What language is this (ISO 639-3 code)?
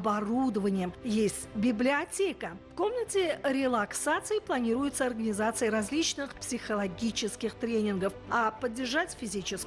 rus